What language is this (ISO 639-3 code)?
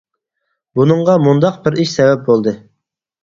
uig